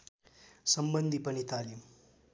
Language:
Nepali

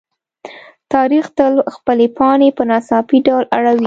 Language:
Pashto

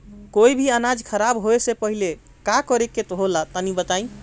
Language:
Bhojpuri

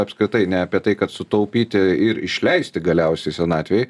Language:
Lithuanian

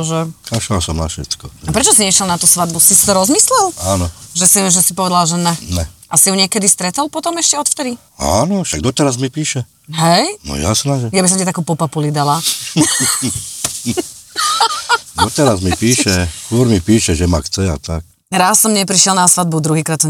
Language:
Slovak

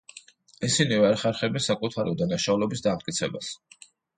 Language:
Georgian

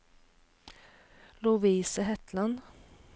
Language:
Norwegian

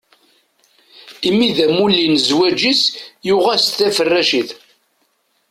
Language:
Kabyle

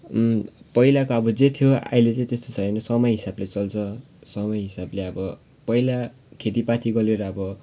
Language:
Nepali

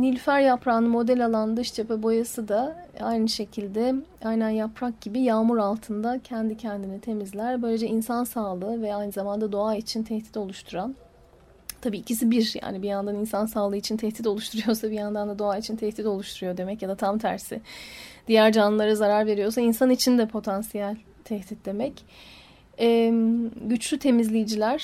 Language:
Turkish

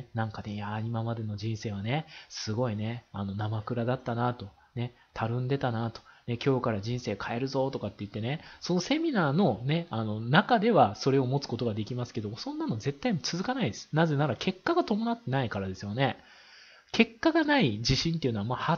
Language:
Japanese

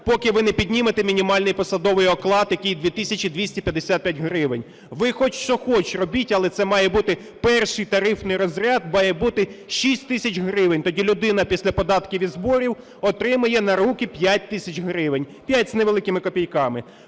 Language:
Ukrainian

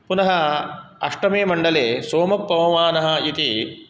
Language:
Sanskrit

